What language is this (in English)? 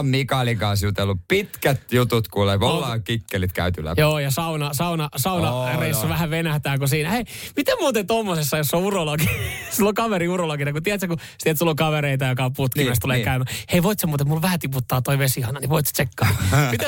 Finnish